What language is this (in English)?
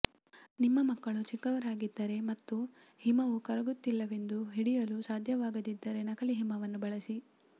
Kannada